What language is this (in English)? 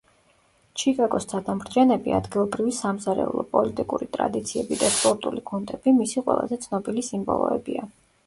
Georgian